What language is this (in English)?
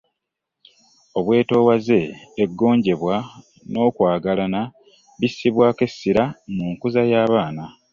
Ganda